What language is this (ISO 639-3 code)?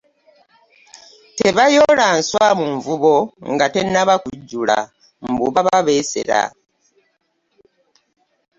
lug